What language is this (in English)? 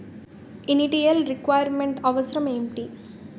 Telugu